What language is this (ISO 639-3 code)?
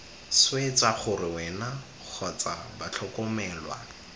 tsn